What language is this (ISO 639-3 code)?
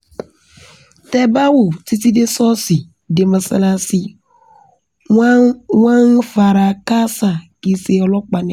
yor